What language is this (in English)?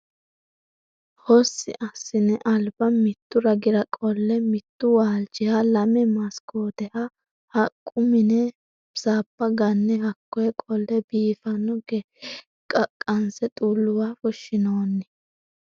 Sidamo